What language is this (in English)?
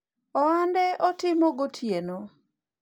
Luo (Kenya and Tanzania)